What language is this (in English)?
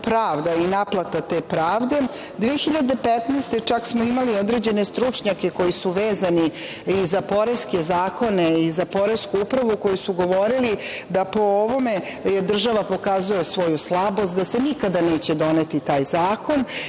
Serbian